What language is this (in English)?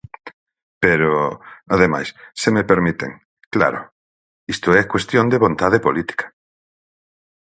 Galician